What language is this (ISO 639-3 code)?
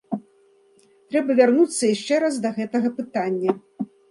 bel